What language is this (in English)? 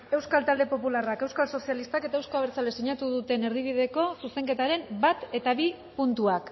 Basque